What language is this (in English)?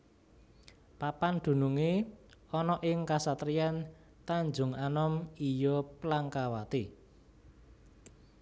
Javanese